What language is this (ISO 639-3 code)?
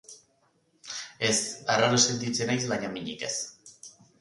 eus